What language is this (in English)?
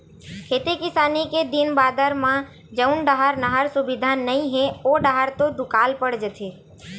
Chhattisgarhi